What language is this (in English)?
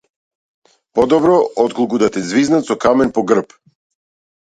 Macedonian